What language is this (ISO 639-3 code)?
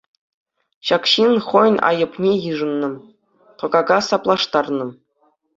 chv